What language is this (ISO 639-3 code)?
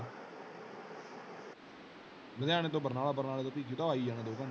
pan